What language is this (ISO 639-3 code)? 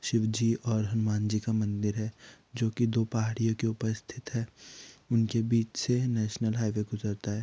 hin